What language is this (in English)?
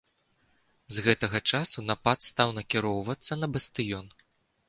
Belarusian